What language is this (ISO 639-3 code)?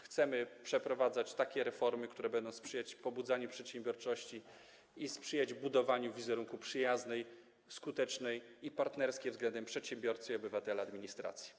pol